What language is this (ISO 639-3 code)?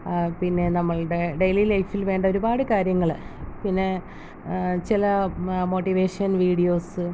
mal